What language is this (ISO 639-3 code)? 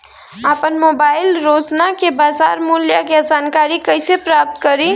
bho